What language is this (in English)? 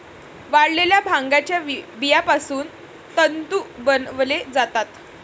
Marathi